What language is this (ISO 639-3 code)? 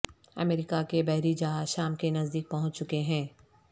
urd